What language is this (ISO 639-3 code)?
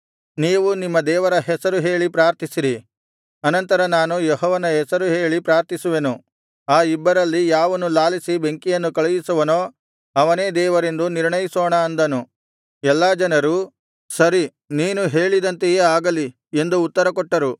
kan